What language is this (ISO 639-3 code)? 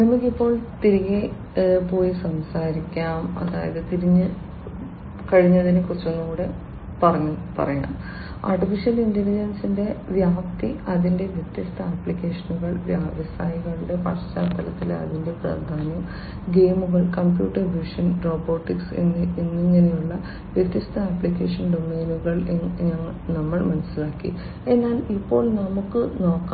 mal